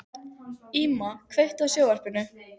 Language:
Icelandic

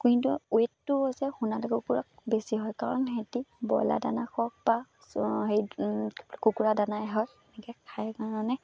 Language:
Assamese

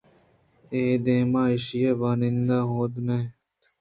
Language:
Eastern Balochi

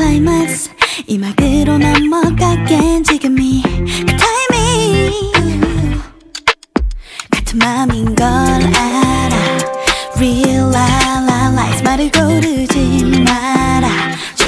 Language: Korean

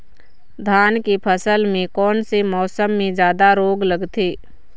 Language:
Chhattisgarhi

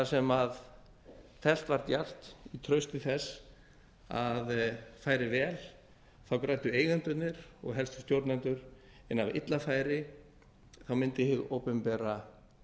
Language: Icelandic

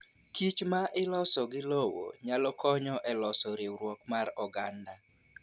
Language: Luo (Kenya and Tanzania)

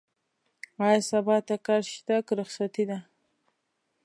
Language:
Pashto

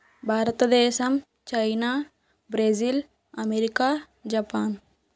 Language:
Telugu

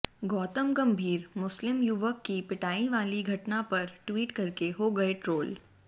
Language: Hindi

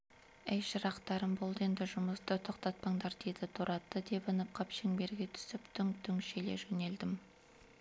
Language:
Kazakh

